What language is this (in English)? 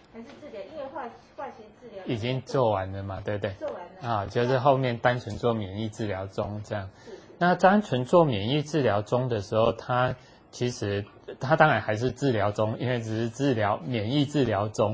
Chinese